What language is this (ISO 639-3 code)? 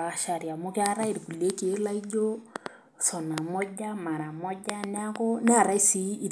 mas